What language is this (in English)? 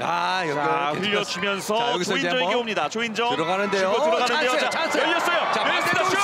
Korean